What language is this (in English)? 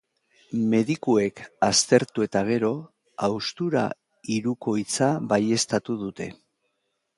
Basque